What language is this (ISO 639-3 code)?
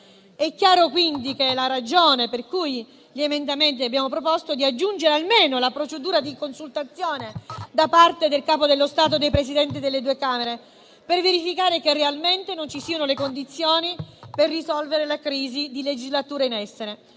ita